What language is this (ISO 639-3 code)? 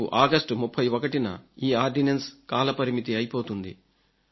tel